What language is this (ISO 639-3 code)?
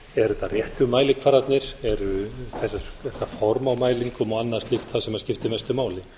isl